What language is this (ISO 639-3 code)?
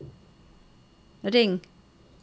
nor